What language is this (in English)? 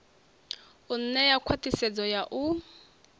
Venda